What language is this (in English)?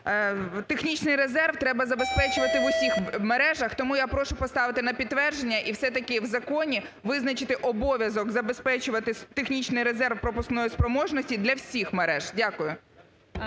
Ukrainian